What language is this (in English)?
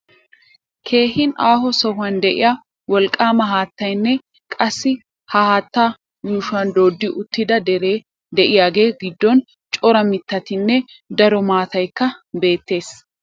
Wolaytta